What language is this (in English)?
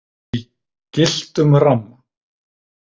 Icelandic